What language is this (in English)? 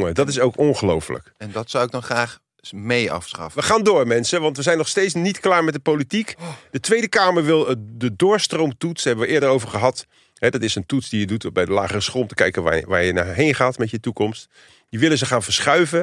Dutch